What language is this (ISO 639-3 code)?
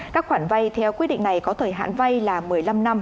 vie